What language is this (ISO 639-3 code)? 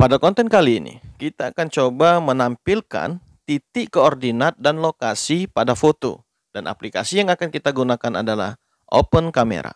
ind